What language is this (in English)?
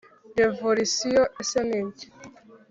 Kinyarwanda